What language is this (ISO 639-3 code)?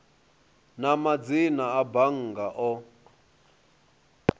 ven